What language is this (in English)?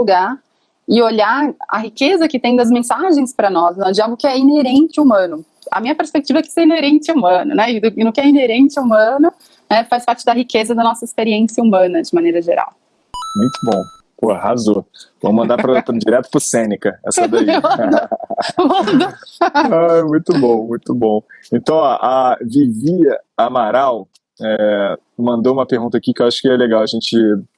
Portuguese